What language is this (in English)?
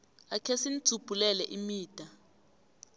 South Ndebele